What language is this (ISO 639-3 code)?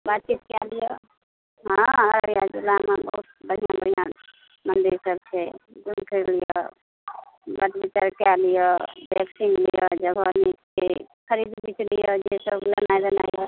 mai